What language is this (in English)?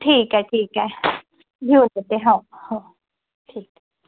Marathi